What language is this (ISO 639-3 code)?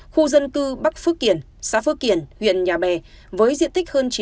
vie